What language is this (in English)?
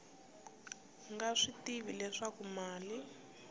Tsonga